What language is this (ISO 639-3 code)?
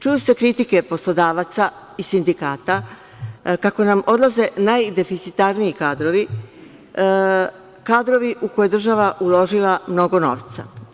srp